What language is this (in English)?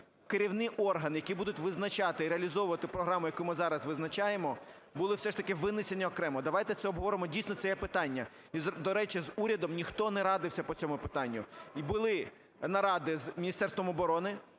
Ukrainian